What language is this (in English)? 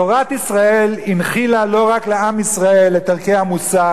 Hebrew